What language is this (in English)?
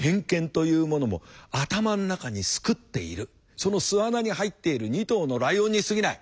Japanese